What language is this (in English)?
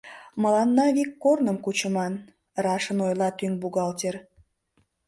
Mari